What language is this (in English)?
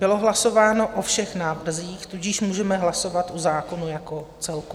Czech